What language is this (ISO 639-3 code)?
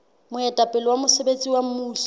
sot